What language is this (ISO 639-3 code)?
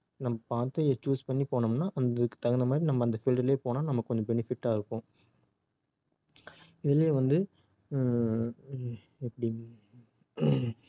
tam